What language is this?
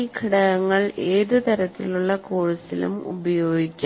Malayalam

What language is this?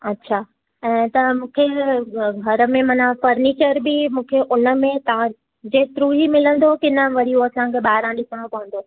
Sindhi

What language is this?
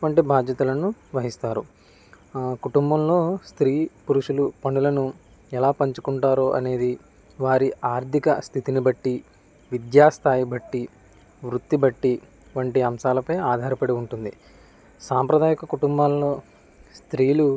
Telugu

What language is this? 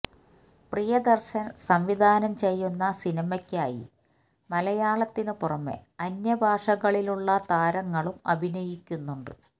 Malayalam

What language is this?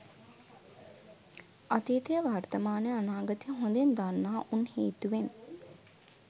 Sinhala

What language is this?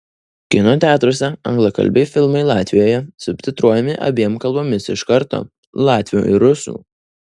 Lithuanian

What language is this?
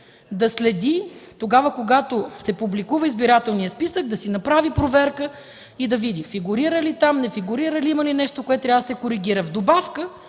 Bulgarian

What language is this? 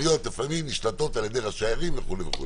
Hebrew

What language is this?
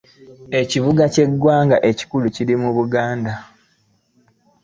Ganda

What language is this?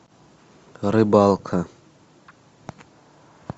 Russian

